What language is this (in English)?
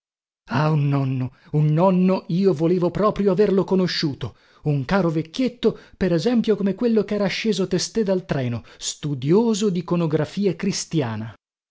Italian